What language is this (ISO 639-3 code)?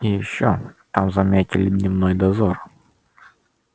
rus